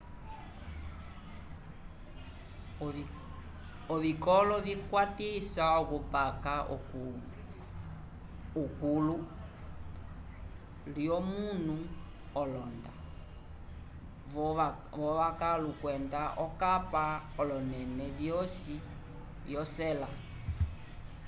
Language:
Umbundu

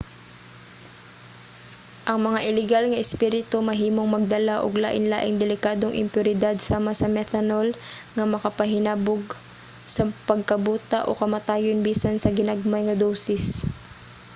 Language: Cebuano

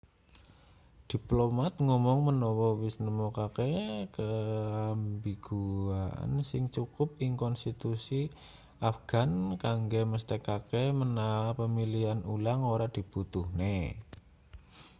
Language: Javanese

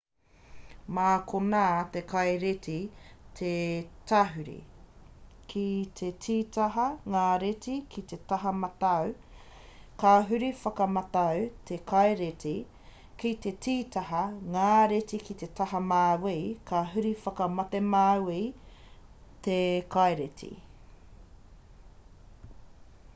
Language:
Māori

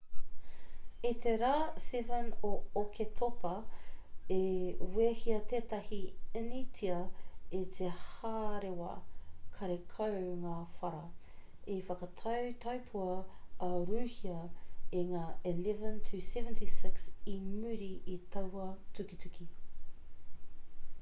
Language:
Māori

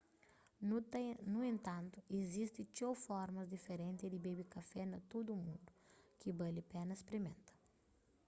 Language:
Kabuverdianu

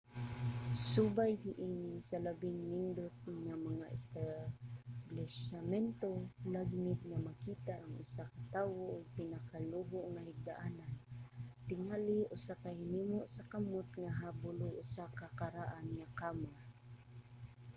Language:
Cebuano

